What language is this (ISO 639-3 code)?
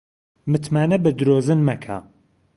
ckb